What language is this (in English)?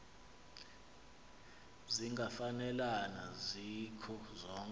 Xhosa